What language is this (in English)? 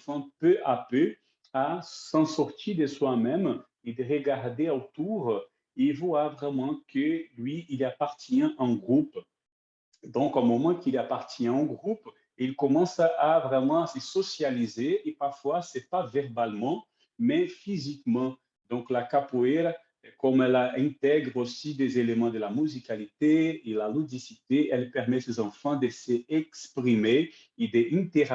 French